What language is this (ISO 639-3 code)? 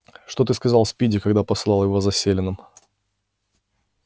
rus